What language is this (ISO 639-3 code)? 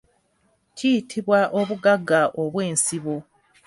lug